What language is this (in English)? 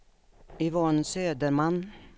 Swedish